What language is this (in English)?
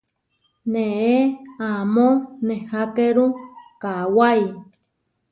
Huarijio